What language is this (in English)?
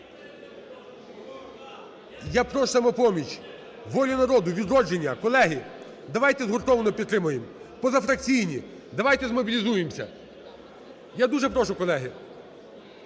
Ukrainian